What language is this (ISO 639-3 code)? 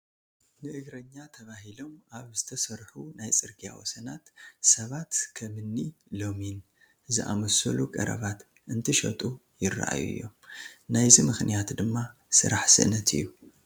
tir